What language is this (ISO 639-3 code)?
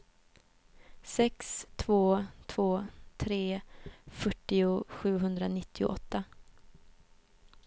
swe